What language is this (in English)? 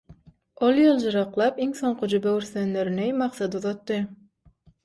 Turkmen